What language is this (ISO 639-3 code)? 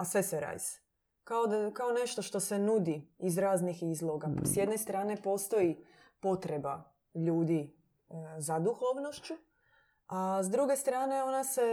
hrv